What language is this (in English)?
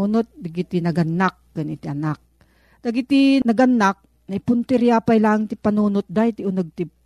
Filipino